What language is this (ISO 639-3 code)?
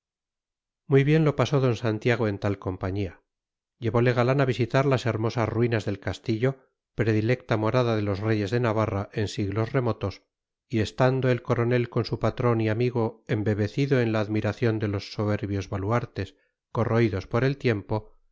spa